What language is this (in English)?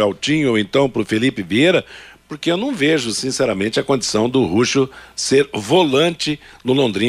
Portuguese